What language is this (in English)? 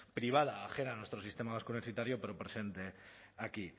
Spanish